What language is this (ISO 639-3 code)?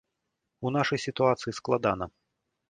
bel